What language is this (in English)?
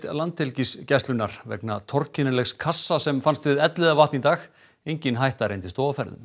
Icelandic